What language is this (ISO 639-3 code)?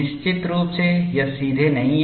hin